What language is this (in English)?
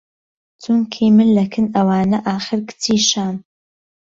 Central Kurdish